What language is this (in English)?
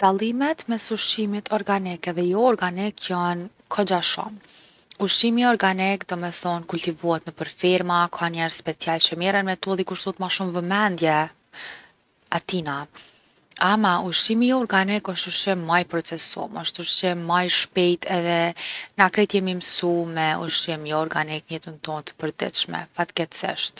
Gheg Albanian